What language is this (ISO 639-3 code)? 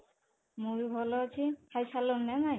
ori